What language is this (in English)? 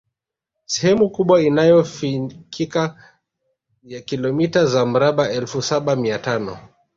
Swahili